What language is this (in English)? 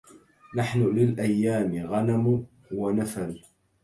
Arabic